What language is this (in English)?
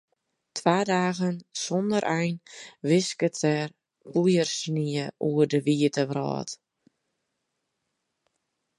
Western Frisian